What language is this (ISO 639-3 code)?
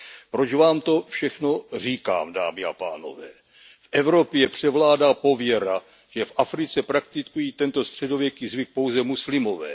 ces